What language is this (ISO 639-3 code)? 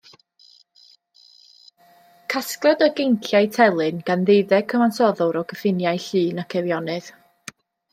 cym